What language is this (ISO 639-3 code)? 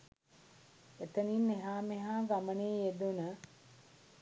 sin